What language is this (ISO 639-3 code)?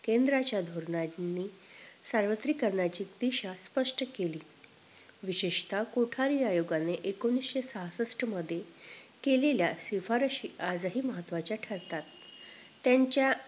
mar